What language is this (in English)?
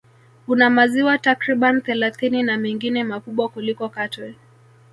Swahili